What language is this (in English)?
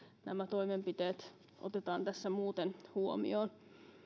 Finnish